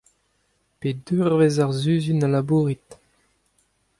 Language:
Breton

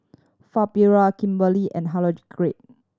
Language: English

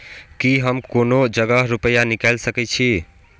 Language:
Maithili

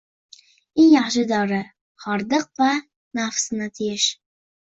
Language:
Uzbek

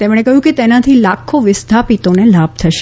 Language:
Gujarati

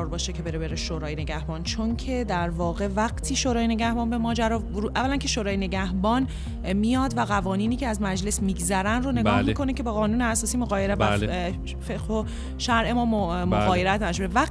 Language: Persian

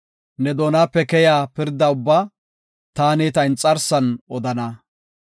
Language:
Gofa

